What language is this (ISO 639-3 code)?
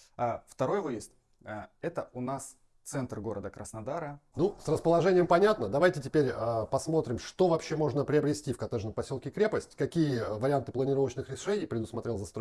rus